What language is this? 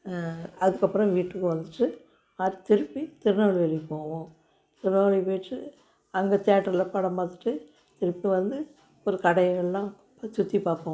Tamil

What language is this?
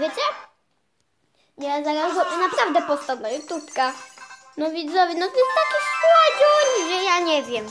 Polish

